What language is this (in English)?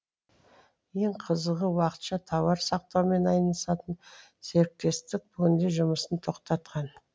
Kazakh